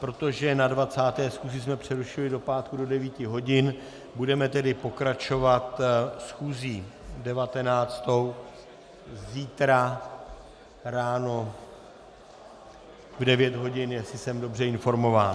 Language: Czech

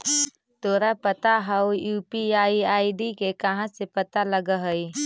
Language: Magahi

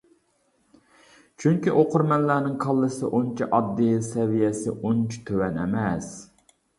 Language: Uyghur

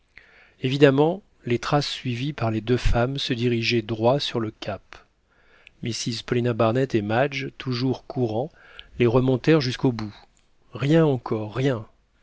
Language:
French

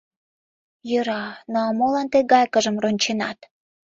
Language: Mari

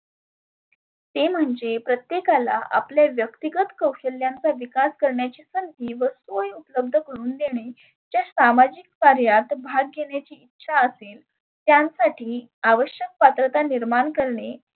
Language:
Marathi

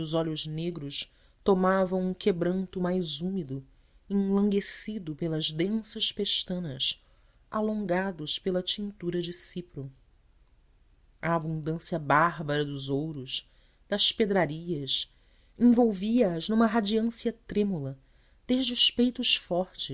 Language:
Portuguese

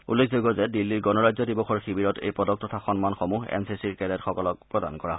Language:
Assamese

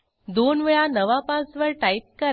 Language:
Marathi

